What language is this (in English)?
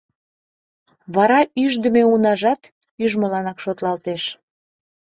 Mari